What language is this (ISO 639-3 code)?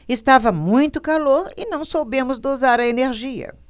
por